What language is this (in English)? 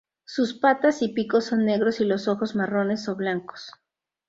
Spanish